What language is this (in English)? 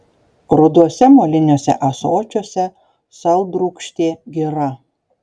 Lithuanian